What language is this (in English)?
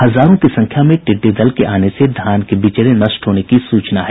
Hindi